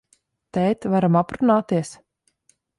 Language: Latvian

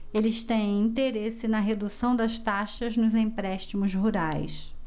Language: Portuguese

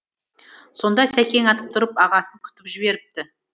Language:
Kazakh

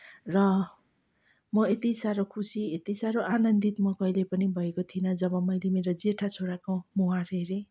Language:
Nepali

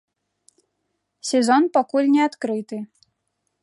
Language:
Belarusian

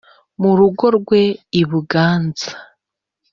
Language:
Kinyarwanda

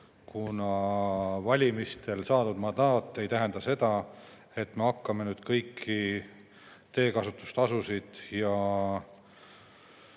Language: Estonian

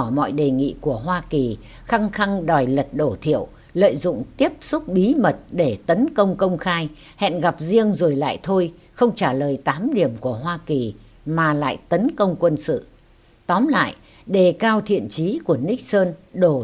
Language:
Vietnamese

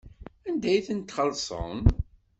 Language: Kabyle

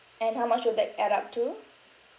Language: English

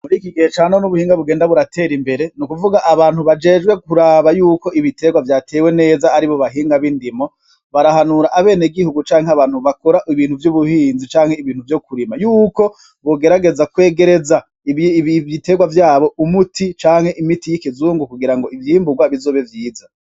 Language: Rundi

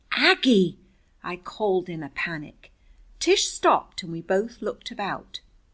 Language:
English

